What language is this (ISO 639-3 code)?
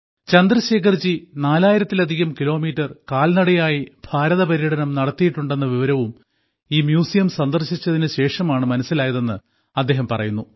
mal